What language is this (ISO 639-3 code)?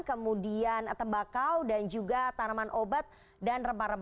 ind